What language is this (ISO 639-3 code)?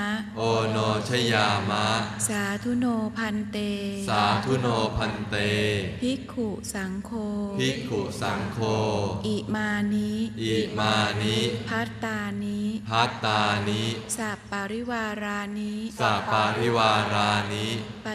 tha